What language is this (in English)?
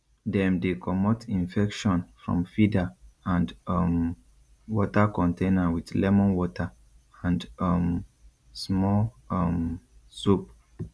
Nigerian Pidgin